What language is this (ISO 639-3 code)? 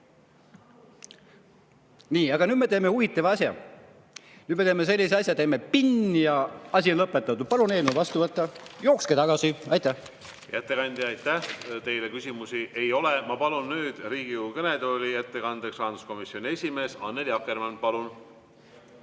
est